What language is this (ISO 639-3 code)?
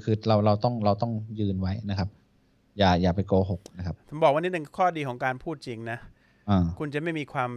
tha